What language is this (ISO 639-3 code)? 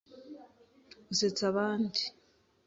kin